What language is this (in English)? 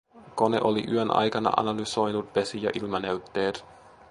Finnish